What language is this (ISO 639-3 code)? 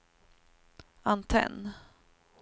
swe